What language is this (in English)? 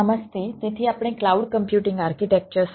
Gujarati